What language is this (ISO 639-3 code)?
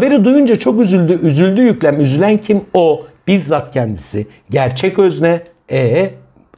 tur